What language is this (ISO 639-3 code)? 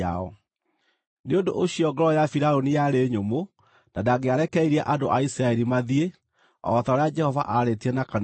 kik